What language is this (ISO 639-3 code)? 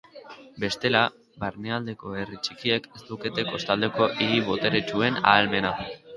eus